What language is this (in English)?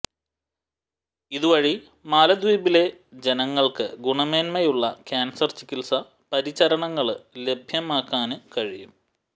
Malayalam